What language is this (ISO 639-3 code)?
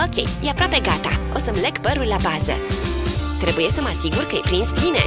ron